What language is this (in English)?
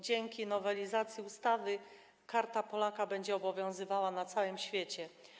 Polish